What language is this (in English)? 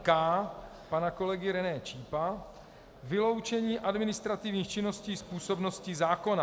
Czech